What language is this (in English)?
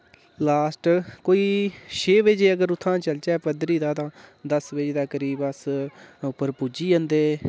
Dogri